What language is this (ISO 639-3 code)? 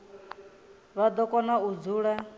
ven